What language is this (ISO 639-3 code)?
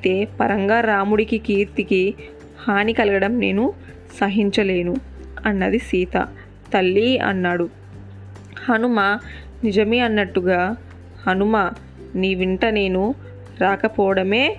tel